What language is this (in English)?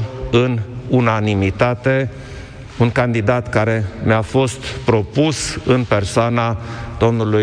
Romanian